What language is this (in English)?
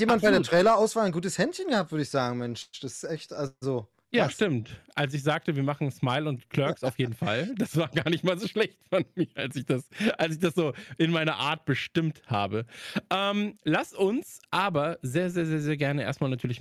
German